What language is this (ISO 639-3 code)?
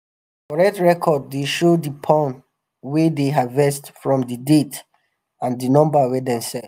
pcm